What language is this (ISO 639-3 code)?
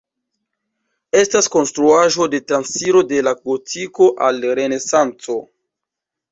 epo